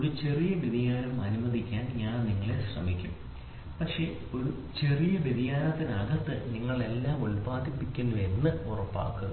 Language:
Malayalam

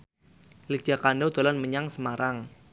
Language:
Javanese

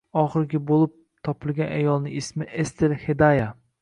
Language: Uzbek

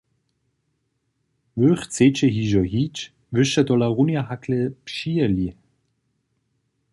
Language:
Upper Sorbian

